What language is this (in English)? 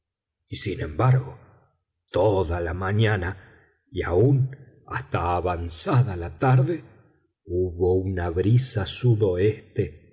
Spanish